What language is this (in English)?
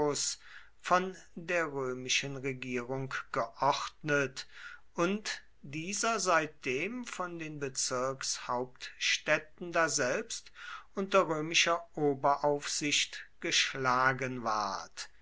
German